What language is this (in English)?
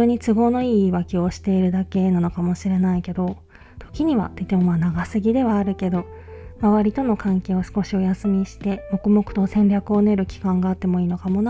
Japanese